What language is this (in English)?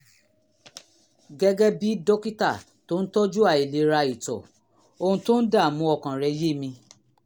Yoruba